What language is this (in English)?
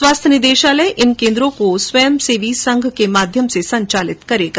Hindi